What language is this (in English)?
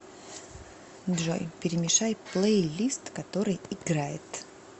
Russian